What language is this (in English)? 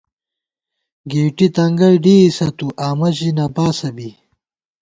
Gawar-Bati